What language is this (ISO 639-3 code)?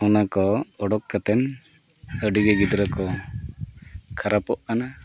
sat